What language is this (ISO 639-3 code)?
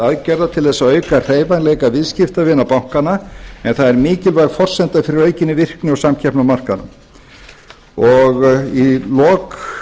isl